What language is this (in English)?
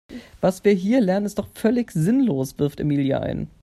German